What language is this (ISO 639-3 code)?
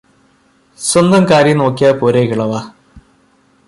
mal